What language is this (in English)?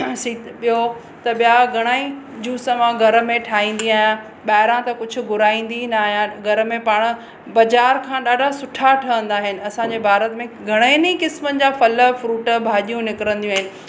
Sindhi